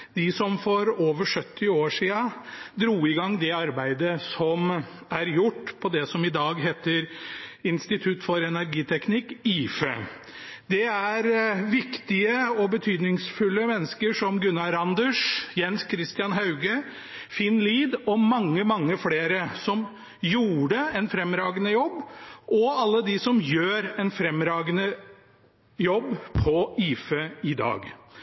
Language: Norwegian Bokmål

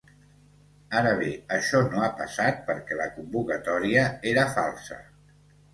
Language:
Catalan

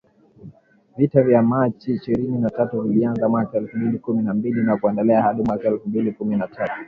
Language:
Swahili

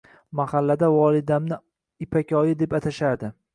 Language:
Uzbek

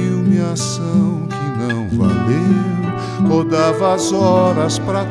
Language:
Portuguese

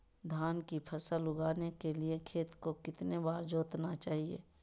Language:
Magahi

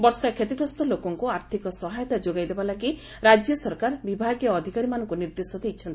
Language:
Odia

